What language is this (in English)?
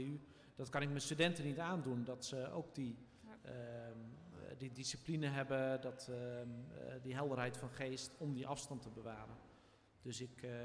Dutch